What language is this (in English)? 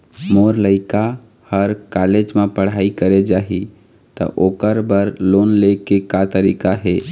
Chhattisgarhi